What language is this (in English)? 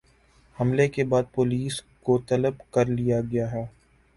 Urdu